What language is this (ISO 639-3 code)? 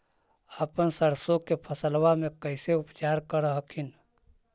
mag